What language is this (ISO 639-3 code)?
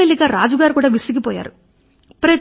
tel